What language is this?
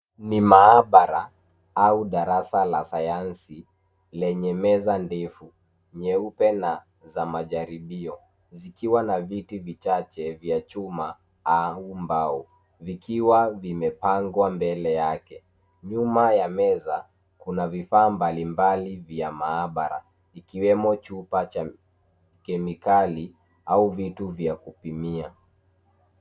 Swahili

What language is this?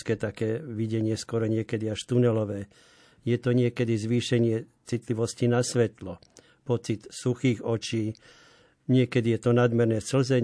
Slovak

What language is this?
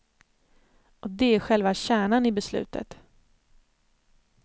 Swedish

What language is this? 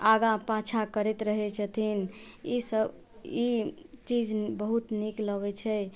Maithili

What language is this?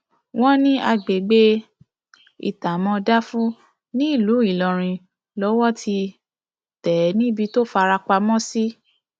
Yoruba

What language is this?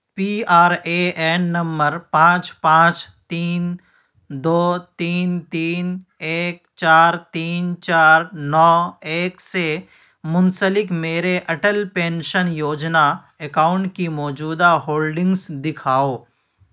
Urdu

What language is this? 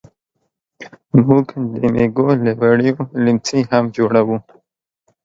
Pashto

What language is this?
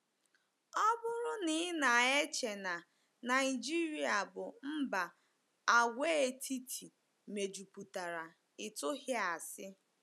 Igbo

